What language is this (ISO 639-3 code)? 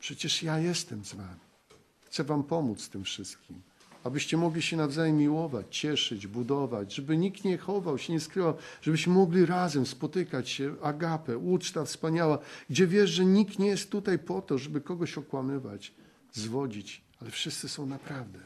pol